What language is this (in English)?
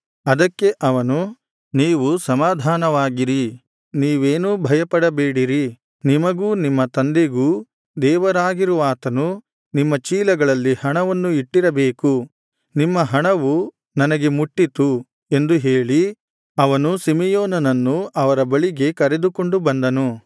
Kannada